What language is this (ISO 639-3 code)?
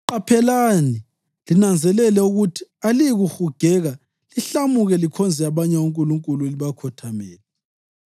nde